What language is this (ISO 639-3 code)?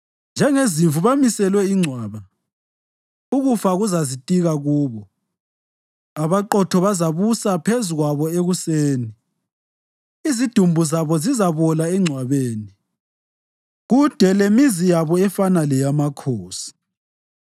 nde